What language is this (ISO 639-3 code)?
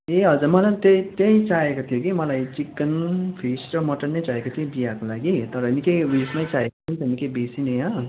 nep